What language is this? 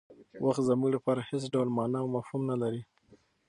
Pashto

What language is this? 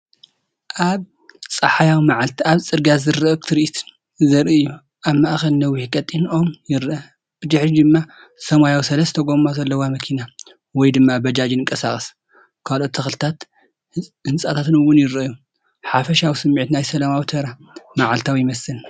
Tigrinya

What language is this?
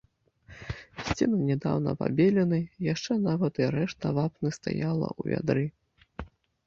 Belarusian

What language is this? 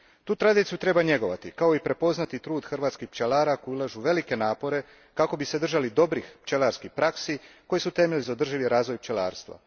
Croatian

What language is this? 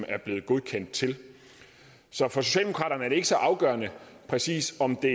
Danish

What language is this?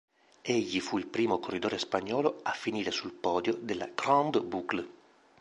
Italian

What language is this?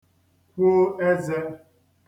Igbo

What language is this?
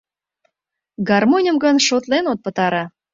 Mari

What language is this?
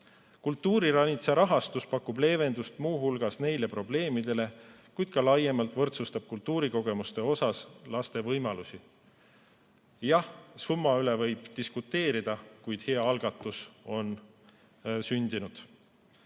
Estonian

